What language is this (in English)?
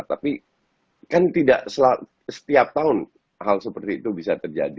Indonesian